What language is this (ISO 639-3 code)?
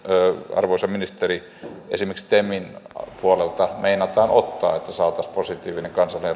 fin